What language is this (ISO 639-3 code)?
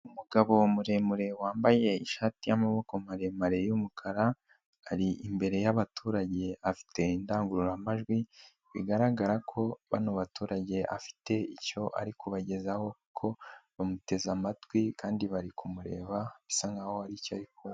kin